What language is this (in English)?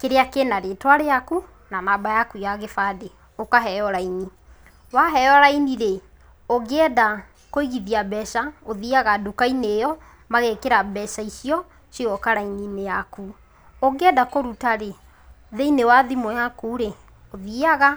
Kikuyu